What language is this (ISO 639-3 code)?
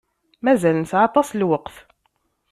kab